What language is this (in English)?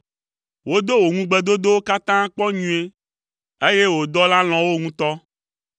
Ewe